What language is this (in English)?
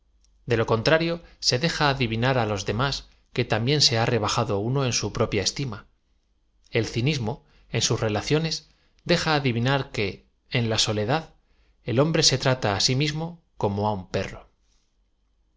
Spanish